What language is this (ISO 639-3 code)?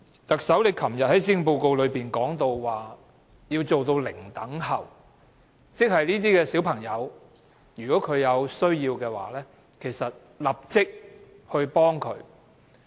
yue